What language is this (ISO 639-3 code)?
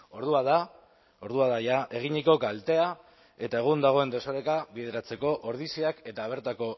eus